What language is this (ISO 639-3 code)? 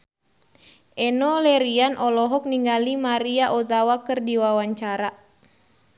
sun